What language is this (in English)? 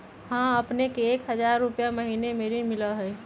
Magahi